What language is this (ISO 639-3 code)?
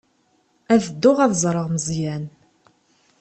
kab